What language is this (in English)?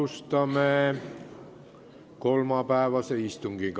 Estonian